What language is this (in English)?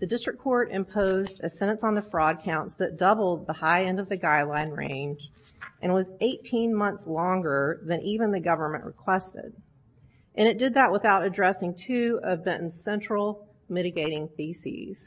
English